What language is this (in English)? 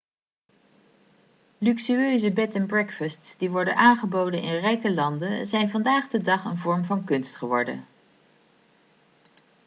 Dutch